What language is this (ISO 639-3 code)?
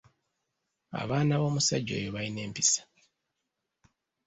lug